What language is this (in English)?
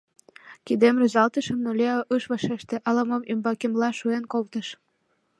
Mari